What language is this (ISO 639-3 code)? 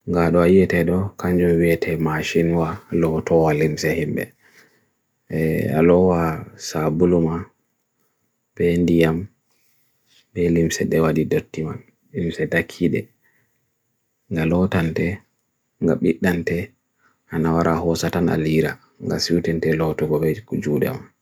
fui